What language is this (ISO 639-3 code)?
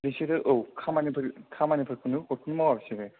brx